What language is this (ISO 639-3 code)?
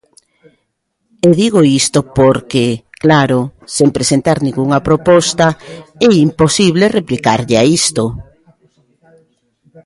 glg